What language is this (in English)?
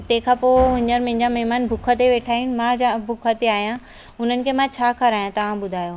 Sindhi